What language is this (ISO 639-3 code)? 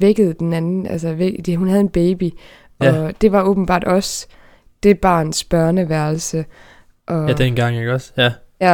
dan